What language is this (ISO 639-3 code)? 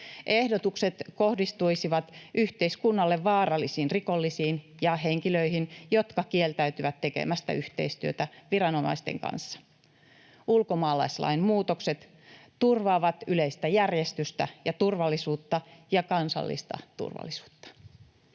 fin